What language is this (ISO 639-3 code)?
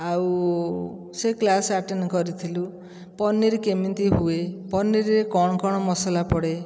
ori